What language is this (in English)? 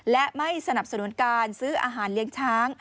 Thai